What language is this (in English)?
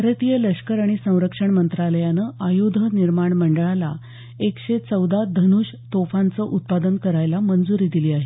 Marathi